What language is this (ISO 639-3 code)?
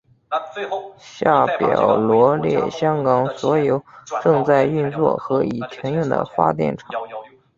zho